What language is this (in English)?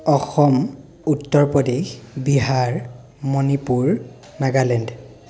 Assamese